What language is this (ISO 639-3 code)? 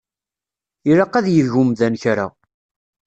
kab